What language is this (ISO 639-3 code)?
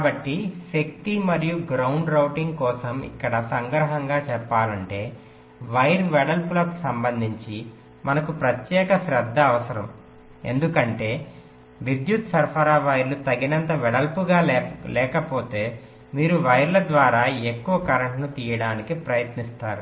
tel